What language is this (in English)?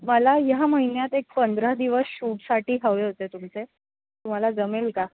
Marathi